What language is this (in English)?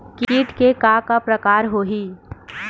Chhattisgarhi